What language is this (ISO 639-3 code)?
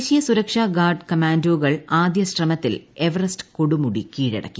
mal